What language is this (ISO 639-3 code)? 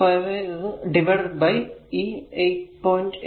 mal